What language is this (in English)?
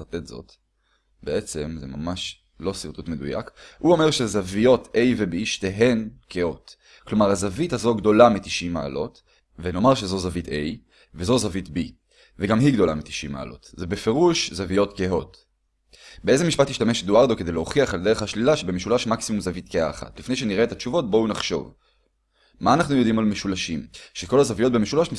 Hebrew